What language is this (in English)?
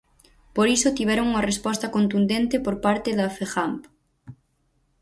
Galician